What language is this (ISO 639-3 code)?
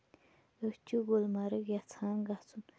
kas